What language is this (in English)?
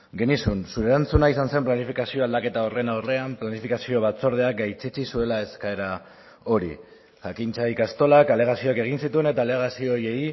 Basque